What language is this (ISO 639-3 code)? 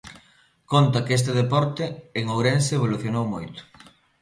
glg